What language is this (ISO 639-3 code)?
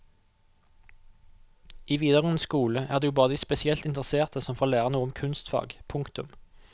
nor